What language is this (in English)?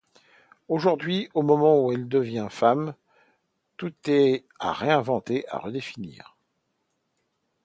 French